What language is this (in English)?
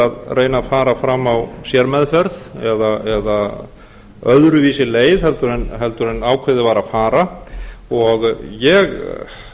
Icelandic